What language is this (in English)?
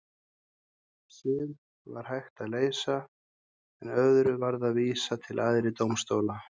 Icelandic